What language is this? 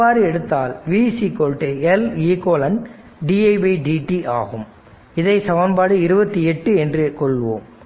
Tamil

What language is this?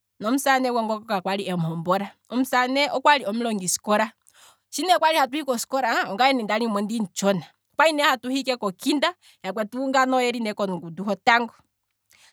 Kwambi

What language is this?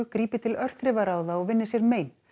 Icelandic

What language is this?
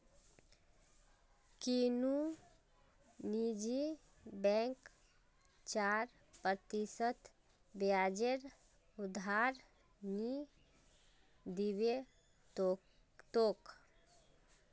Magahi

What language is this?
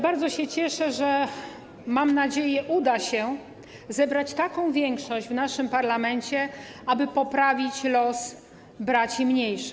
Polish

